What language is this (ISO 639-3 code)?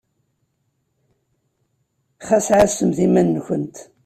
kab